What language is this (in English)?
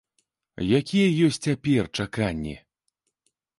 Belarusian